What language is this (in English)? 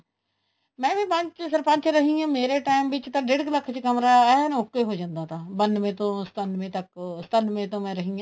Punjabi